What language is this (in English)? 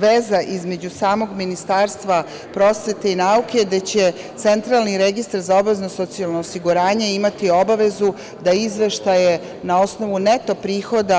Serbian